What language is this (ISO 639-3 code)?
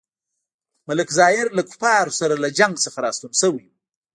pus